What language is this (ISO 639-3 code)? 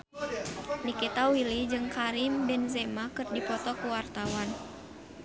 sun